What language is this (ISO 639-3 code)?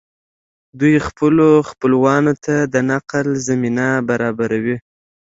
pus